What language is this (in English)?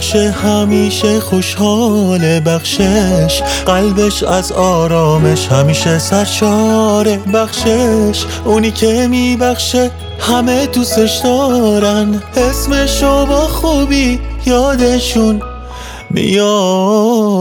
Persian